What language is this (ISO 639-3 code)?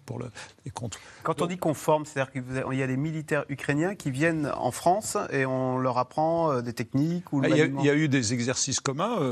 fra